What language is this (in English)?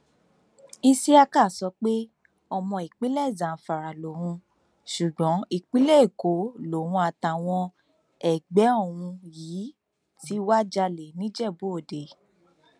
Yoruba